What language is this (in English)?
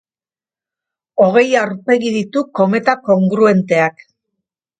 Basque